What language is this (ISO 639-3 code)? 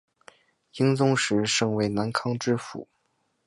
zho